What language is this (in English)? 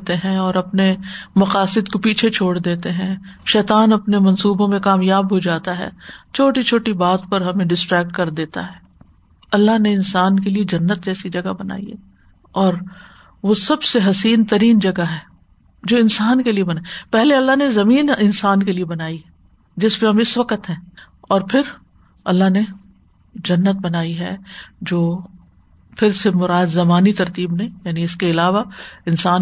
Urdu